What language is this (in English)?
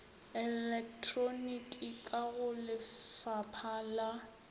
Northern Sotho